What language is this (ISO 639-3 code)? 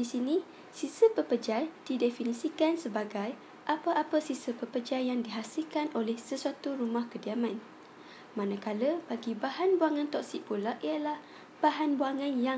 msa